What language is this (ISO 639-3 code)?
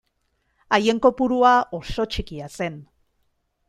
eus